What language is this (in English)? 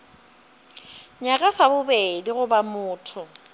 Northern Sotho